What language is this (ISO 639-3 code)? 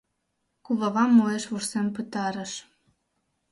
chm